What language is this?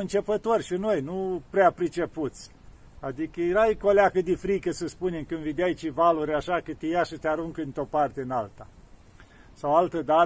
Romanian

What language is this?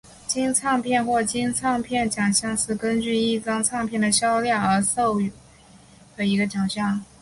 Chinese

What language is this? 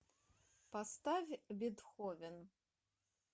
Russian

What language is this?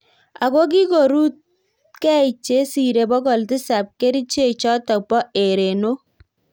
Kalenjin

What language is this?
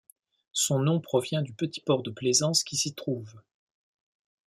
French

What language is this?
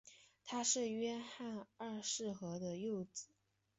Chinese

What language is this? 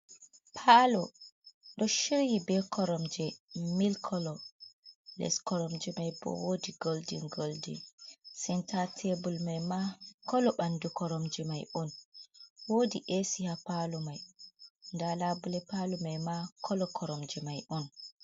Fula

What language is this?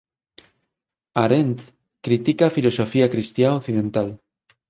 Galician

